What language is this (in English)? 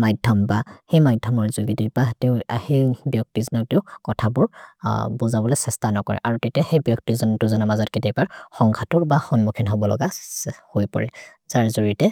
Maria (India)